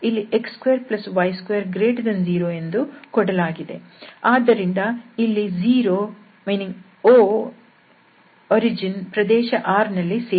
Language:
Kannada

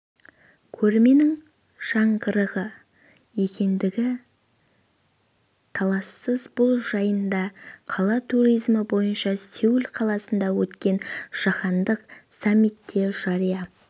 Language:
Kazakh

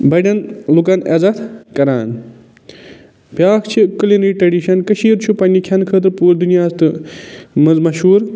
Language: Kashmiri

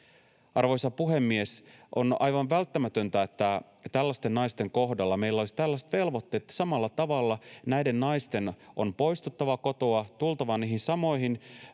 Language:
Finnish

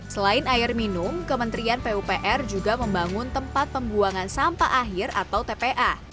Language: Indonesian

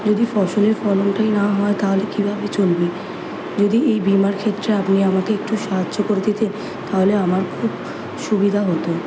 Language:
Bangla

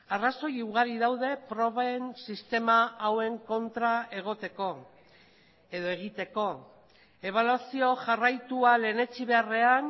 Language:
Basque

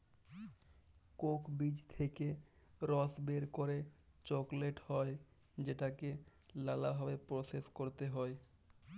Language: Bangla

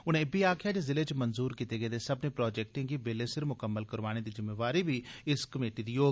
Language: Dogri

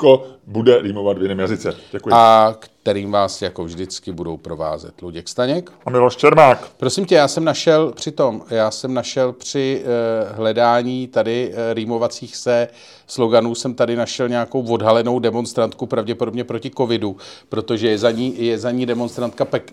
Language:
Czech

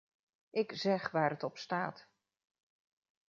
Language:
Dutch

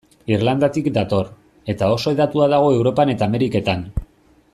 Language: Basque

